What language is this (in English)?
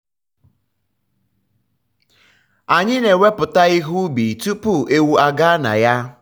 Igbo